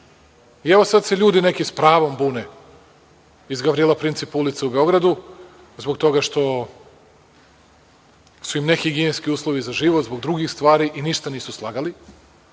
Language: Serbian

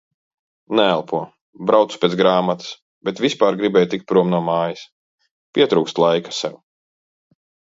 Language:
Latvian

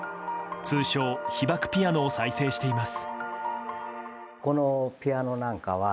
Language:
Japanese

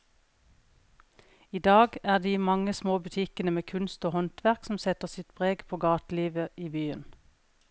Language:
Norwegian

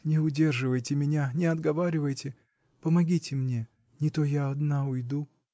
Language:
Russian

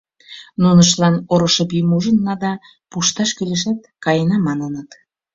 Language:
Mari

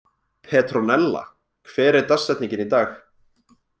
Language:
Icelandic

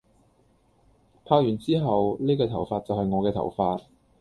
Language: Cantonese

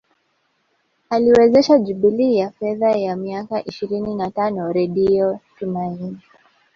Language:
Swahili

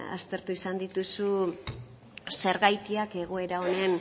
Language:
Basque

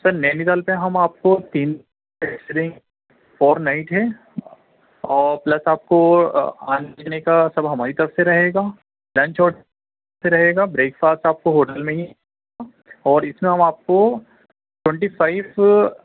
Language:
Urdu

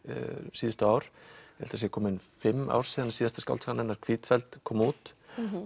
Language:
Icelandic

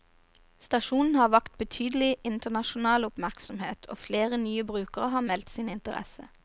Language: Norwegian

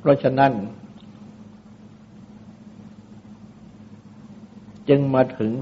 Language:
Thai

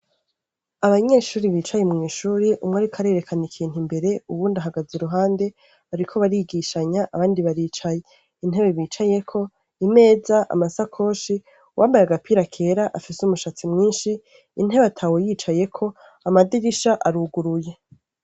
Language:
Rundi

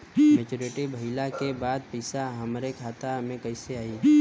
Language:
Bhojpuri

